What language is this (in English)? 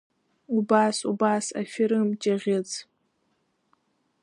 Abkhazian